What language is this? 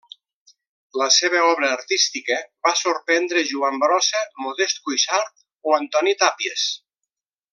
Catalan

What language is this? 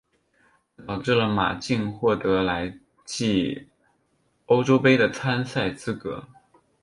Chinese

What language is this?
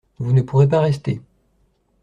French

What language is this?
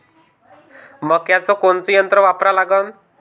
Marathi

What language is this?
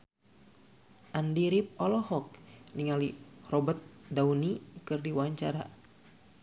Sundanese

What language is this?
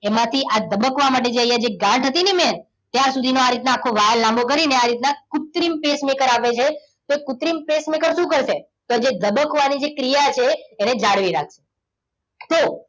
Gujarati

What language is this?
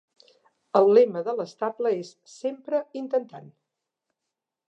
Catalan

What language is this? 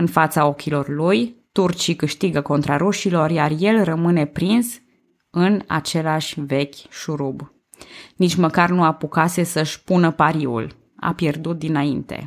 Romanian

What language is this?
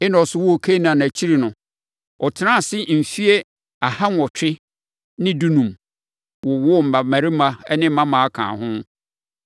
Akan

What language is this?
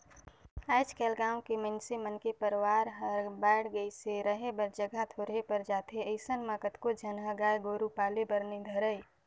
Chhattisgarhi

